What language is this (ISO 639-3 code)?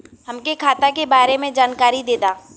bho